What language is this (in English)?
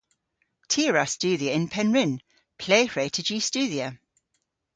Cornish